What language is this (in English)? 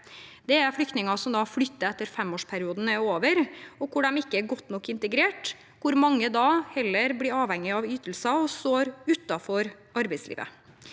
Norwegian